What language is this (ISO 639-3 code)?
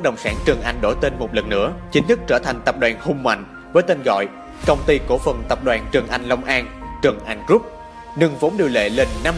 vie